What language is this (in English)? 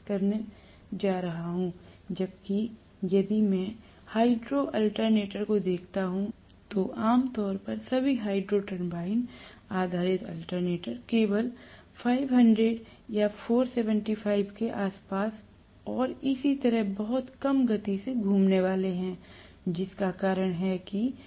Hindi